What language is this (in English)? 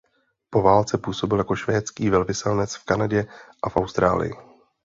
Czech